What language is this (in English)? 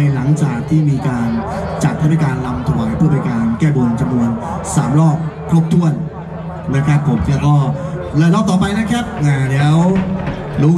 Thai